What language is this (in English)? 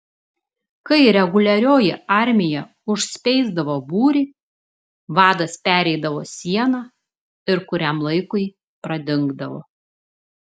Lithuanian